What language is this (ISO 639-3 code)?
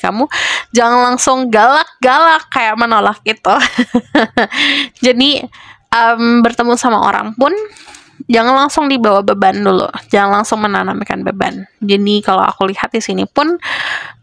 ind